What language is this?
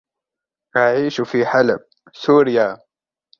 Arabic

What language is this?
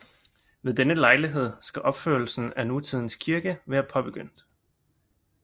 Danish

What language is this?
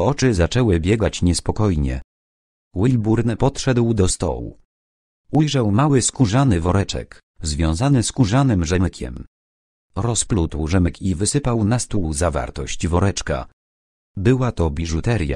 Polish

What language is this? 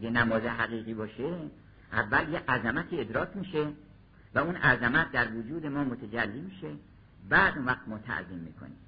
Persian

